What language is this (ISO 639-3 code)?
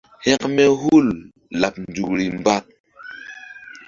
mdd